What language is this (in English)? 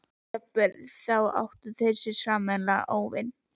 Icelandic